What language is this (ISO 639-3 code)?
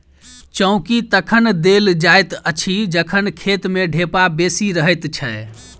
mai